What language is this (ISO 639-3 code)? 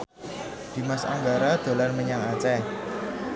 jav